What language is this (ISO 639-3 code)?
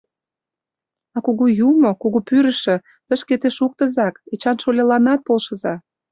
chm